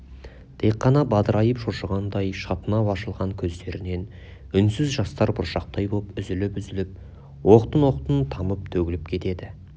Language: Kazakh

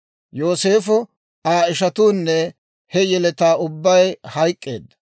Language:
Dawro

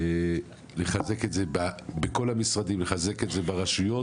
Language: Hebrew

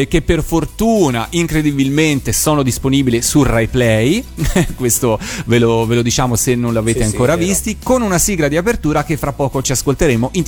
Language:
Italian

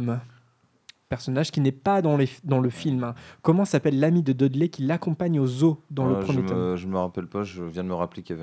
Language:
French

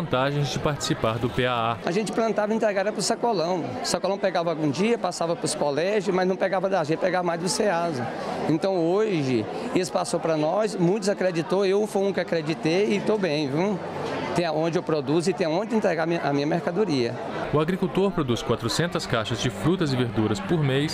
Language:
Portuguese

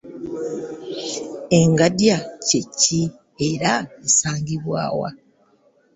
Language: Ganda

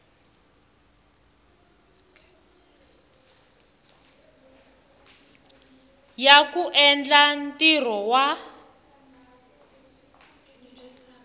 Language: Tsonga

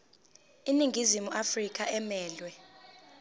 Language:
Zulu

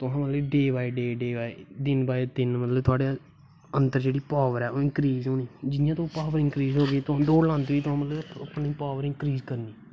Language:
Dogri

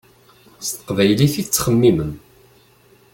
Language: Kabyle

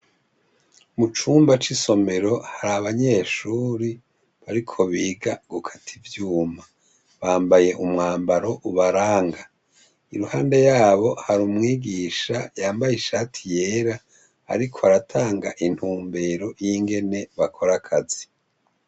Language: Rundi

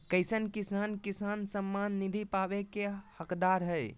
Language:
Magahi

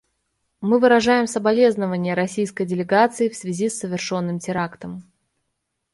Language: Russian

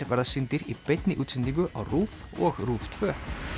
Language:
Icelandic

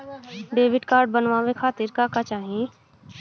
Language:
Bhojpuri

